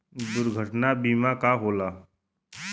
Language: Bhojpuri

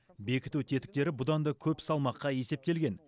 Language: Kazakh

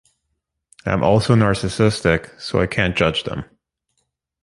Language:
English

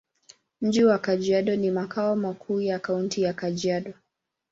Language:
Swahili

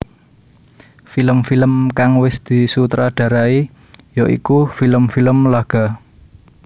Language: Javanese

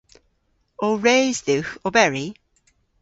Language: Cornish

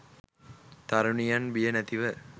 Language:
Sinhala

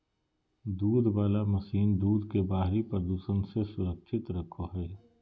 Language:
Magahi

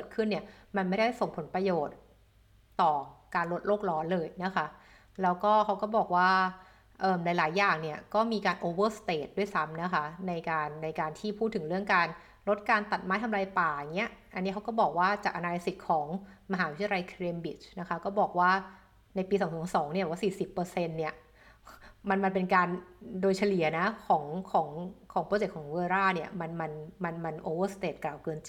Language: Thai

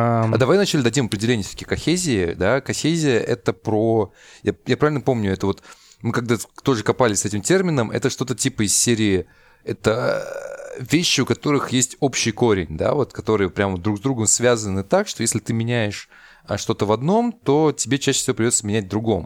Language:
Russian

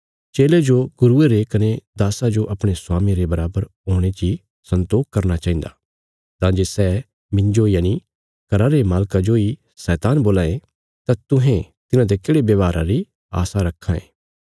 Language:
Bilaspuri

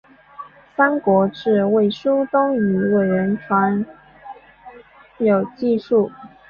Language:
Chinese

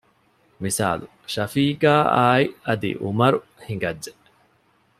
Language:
Divehi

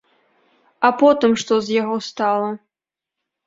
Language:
Belarusian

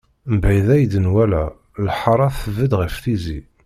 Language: Kabyle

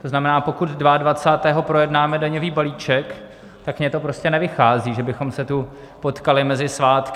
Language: Czech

